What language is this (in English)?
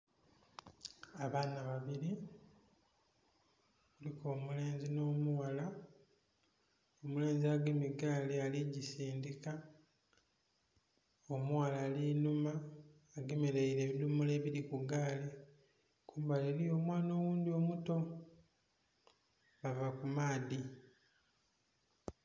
Soga